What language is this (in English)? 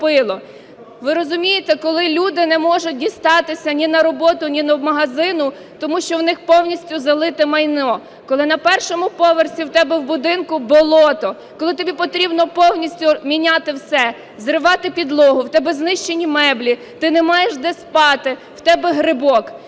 Ukrainian